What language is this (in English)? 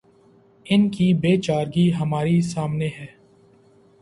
Urdu